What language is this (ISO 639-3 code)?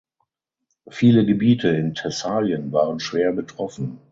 deu